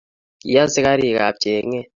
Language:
Kalenjin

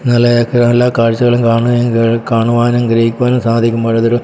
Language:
Malayalam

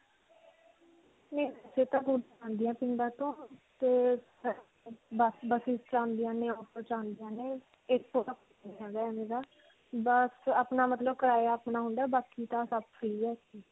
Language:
Punjabi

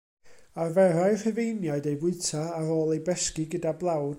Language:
Welsh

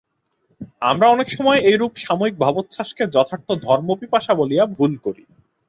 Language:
Bangla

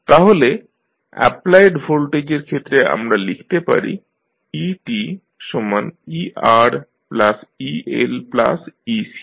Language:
Bangla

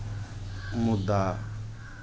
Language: Maithili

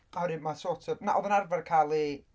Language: Welsh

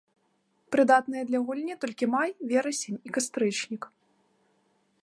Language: Belarusian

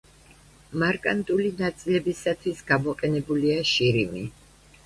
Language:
Georgian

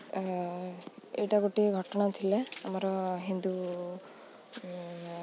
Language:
Odia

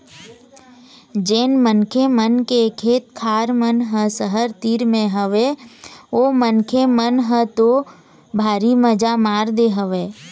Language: Chhattisgarhi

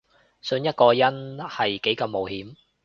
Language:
Cantonese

